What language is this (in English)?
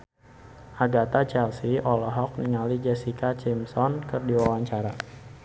Sundanese